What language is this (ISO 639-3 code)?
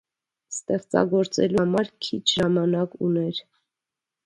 hye